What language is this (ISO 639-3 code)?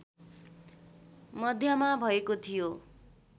nep